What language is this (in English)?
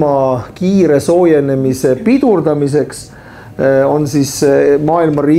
Finnish